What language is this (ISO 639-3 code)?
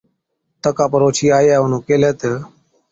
odk